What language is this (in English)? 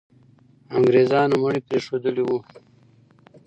Pashto